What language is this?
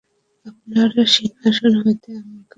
Bangla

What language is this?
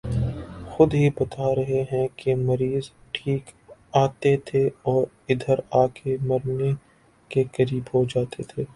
Urdu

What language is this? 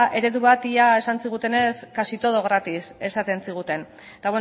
Basque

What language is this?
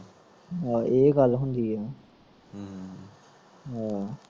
Punjabi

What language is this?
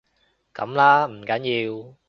Cantonese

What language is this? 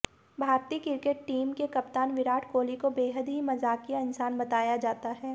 Hindi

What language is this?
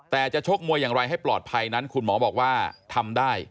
Thai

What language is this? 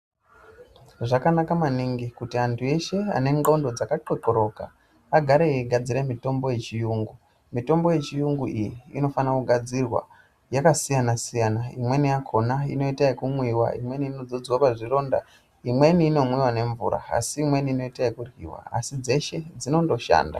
Ndau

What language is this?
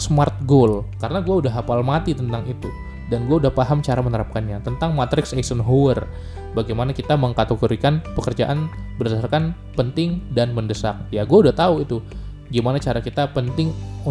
Indonesian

